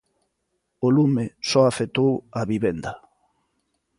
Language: Galician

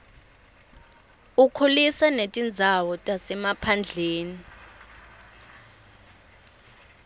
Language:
Swati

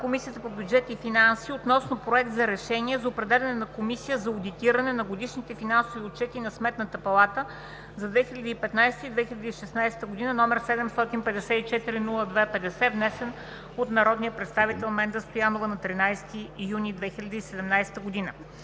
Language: Bulgarian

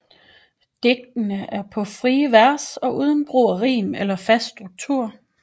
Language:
Danish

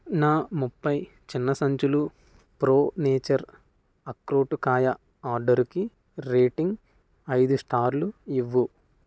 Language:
Telugu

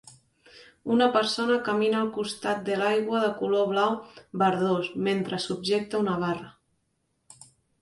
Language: Catalan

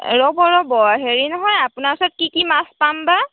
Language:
Assamese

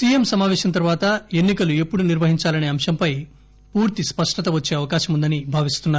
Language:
Telugu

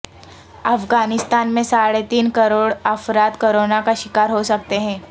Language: Urdu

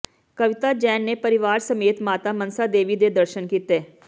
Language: Punjabi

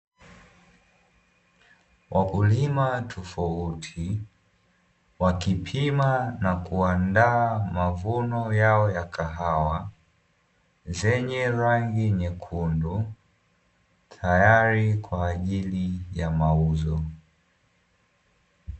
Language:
Swahili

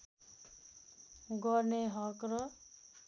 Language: Nepali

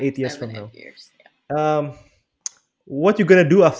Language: Indonesian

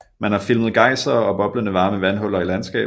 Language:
Danish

